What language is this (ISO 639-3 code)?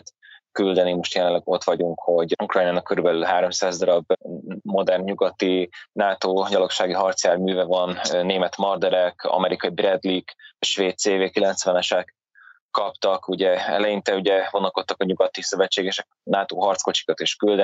hun